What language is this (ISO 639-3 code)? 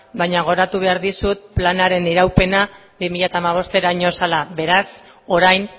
eus